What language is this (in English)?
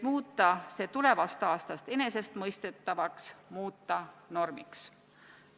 Estonian